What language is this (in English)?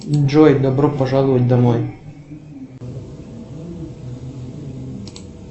Russian